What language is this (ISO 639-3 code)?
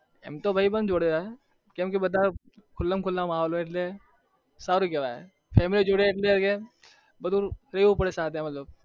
guj